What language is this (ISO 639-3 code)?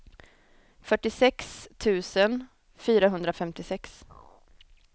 swe